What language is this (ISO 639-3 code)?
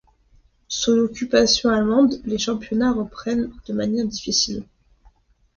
fra